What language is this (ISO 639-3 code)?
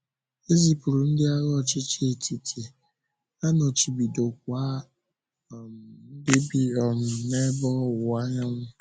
ibo